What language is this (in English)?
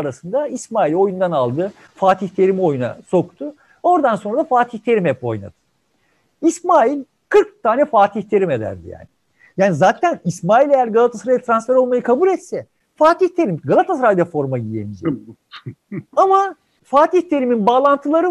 Turkish